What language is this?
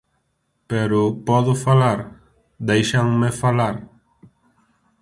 Galician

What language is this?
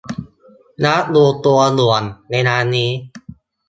Thai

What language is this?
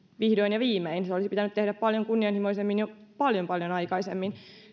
Finnish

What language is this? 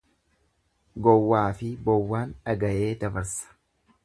Oromo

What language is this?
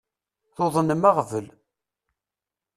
Kabyle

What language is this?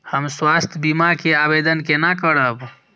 Maithili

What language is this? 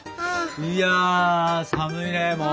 Japanese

